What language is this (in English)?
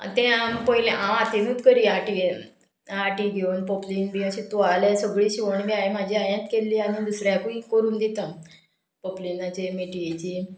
Konkani